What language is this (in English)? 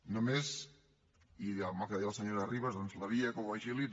Catalan